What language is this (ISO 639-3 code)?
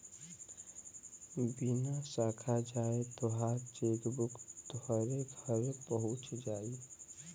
bho